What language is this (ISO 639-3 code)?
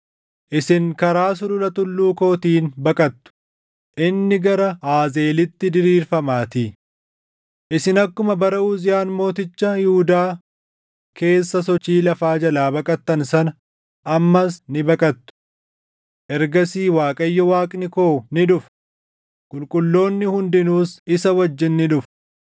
orm